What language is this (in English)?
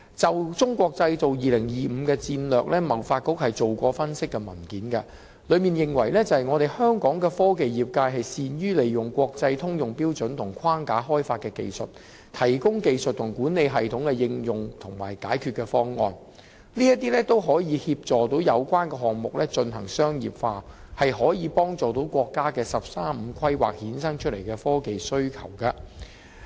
Cantonese